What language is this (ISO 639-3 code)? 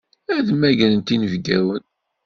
kab